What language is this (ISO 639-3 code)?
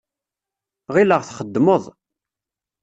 kab